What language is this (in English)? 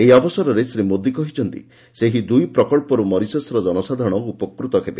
Odia